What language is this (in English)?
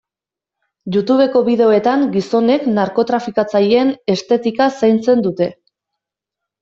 Basque